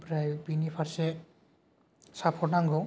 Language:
Bodo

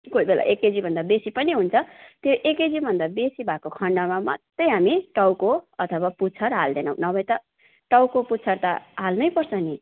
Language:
Nepali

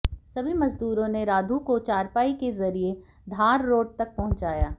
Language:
Hindi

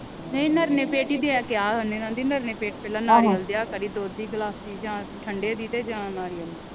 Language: Punjabi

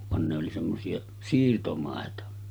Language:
Finnish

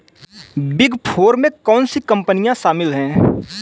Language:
Hindi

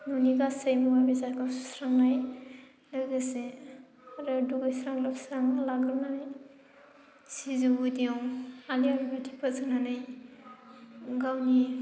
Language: Bodo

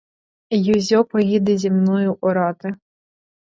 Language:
Ukrainian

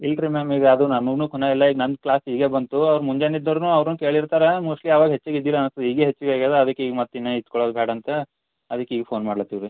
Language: Kannada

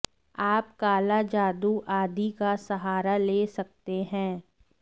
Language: Hindi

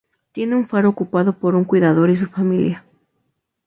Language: Spanish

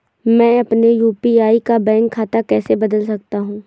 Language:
Hindi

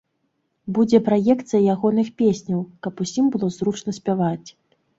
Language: Belarusian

